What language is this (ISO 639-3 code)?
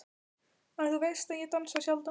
isl